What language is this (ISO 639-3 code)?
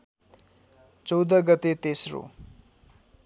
nep